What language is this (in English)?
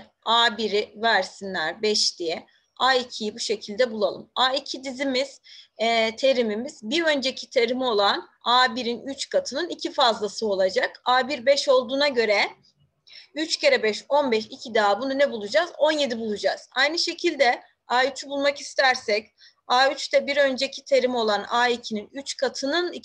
Turkish